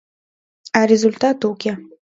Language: Mari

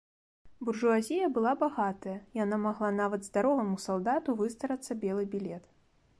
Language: Belarusian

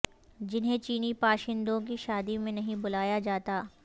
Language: Urdu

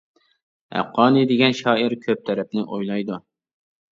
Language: Uyghur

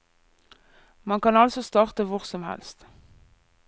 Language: Norwegian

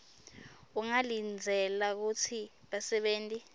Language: Swati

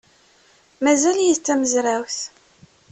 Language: Kabyle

